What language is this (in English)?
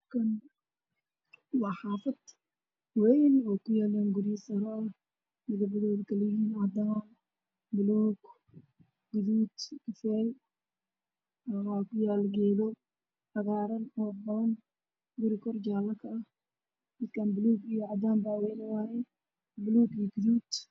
Somali